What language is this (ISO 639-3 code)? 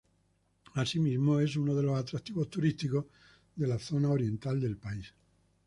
spa